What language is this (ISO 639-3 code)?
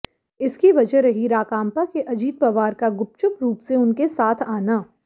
hin